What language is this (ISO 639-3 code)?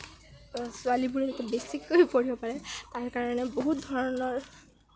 asm